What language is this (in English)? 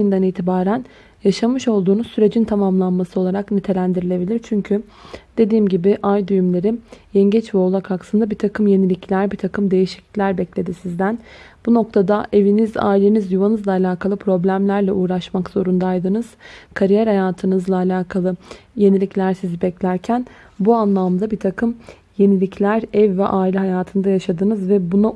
Turkish